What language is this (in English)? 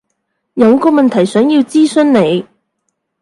Cantonese